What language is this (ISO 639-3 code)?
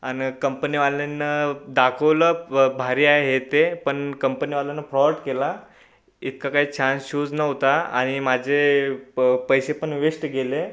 mar